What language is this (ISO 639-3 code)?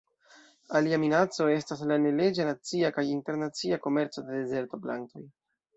epo